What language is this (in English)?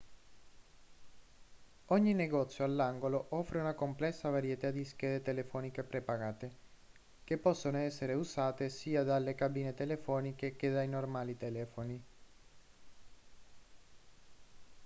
Italian